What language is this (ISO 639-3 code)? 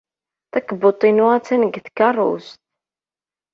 kab